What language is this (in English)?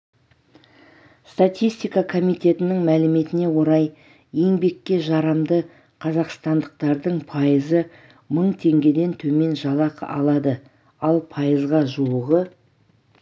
Kazakh